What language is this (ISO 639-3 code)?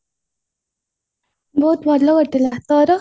ori